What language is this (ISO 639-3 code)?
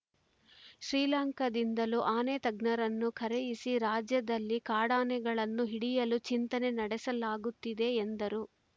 kan